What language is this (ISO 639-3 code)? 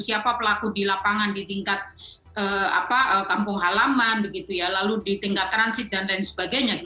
ind